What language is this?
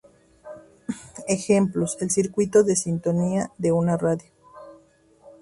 Spanish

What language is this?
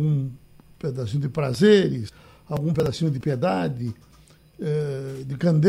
Portuguese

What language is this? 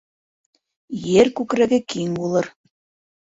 Bashkir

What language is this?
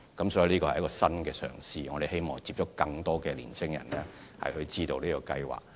Cantonese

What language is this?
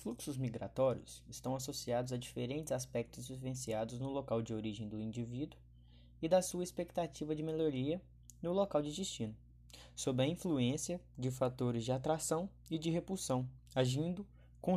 Portuguese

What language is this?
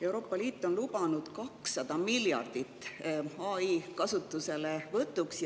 Estonian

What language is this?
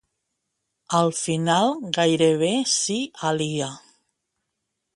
Catalan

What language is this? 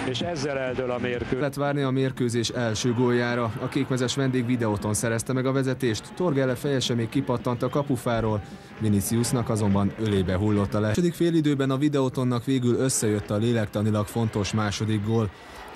Hungarian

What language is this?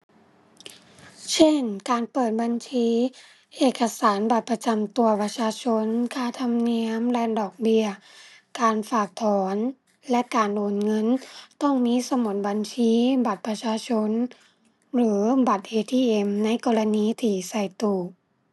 Thai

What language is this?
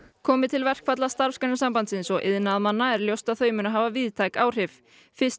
Icelandic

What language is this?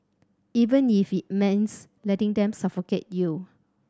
English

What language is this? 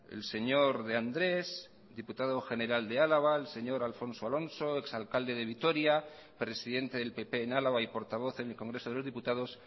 Spanish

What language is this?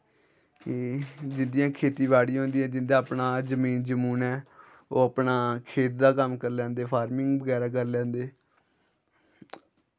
Dogri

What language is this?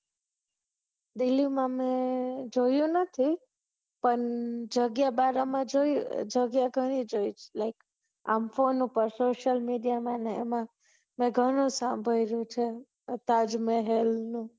Gujarati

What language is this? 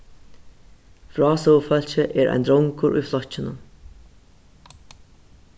Faroese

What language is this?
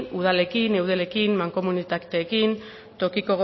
Basque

